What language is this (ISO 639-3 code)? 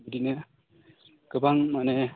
brx